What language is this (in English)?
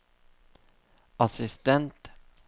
Norwegian